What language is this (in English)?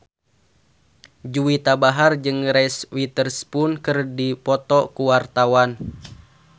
Sundanese